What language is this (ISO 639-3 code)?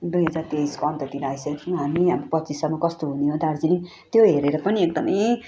nep